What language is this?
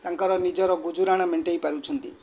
Odia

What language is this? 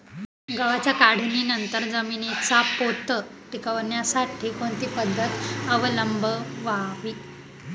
Marathi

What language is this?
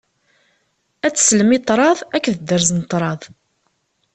Kabyle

